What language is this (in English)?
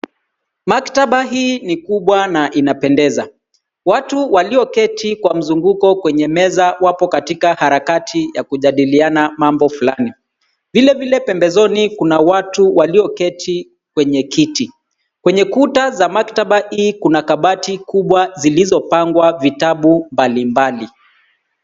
Swahili